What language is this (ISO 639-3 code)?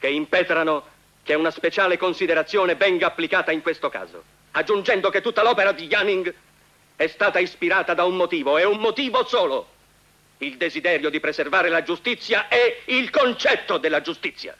ita